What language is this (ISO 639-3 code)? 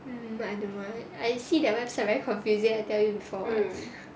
eng